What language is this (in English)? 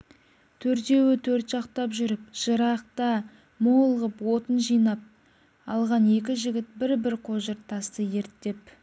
Kazakh